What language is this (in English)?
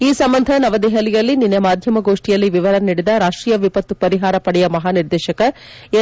Kannada